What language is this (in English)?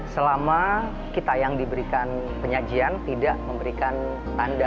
Indonesian